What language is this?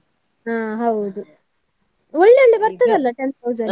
Kannada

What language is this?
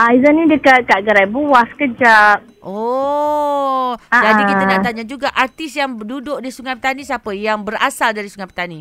Malay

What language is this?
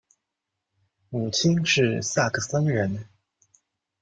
Chinese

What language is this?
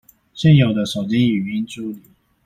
Chinese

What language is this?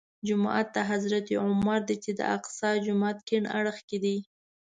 Pashto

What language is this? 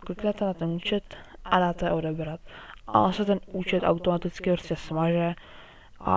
Czech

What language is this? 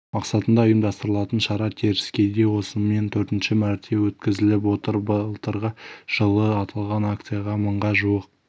Kazakh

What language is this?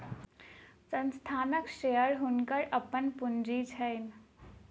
Maithili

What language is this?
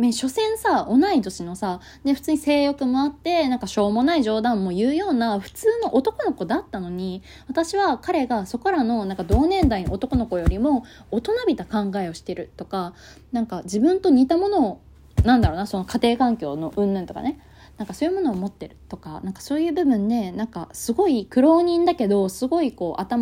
Japanese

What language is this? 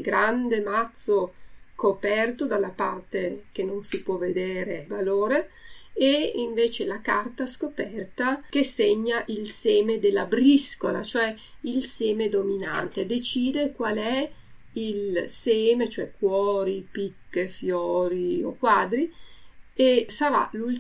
Italian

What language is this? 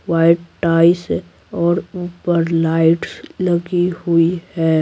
Hindi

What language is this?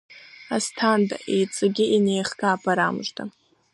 Abkhazian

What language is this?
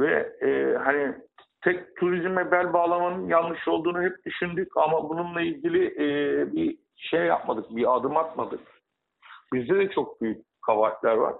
Turkish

